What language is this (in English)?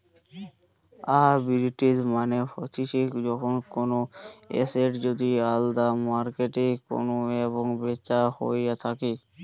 Bangla